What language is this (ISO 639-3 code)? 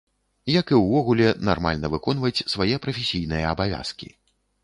bel